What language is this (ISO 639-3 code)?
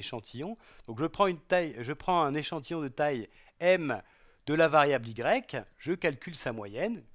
fra